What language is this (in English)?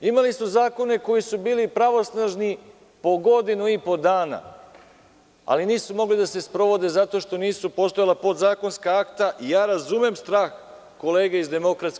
Serbian